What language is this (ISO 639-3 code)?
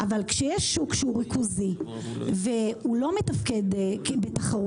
heb